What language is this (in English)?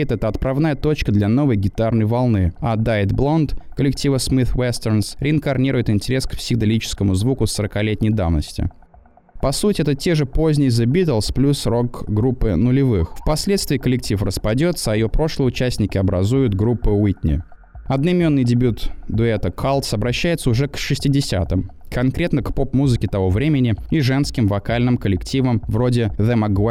Russian